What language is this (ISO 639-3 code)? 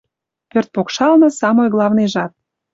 mrj